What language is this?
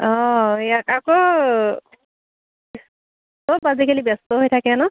Assamese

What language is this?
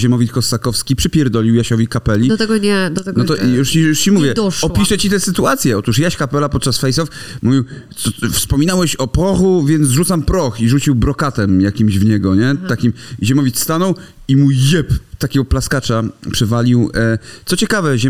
Polish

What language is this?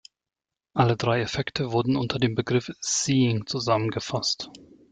German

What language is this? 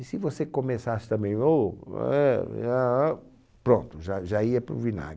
Portuguese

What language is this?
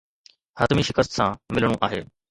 Sindhi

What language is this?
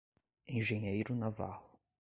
Portuguese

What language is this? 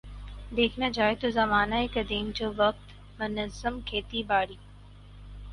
Urdu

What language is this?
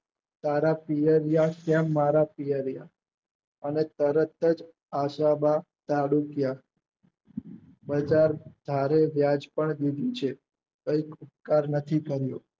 Gujarati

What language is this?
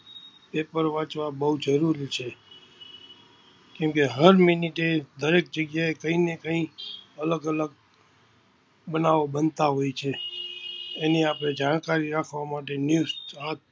Gujarati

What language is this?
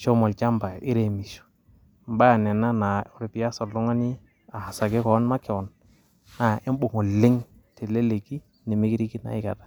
Masai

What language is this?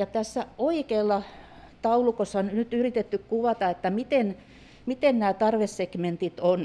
Finnish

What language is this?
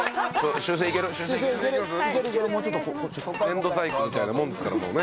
Japanese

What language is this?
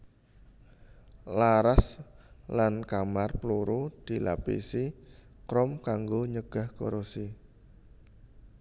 Javanese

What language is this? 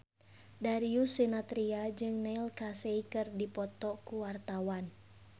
Sundanese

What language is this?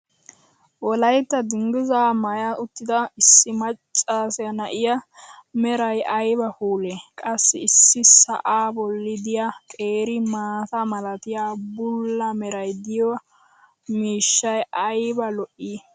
Wolaytta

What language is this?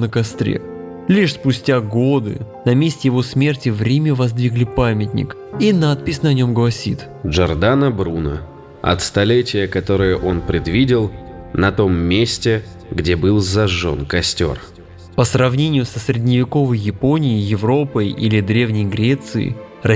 Russian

